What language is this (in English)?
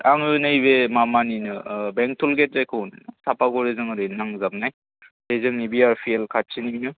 Bodo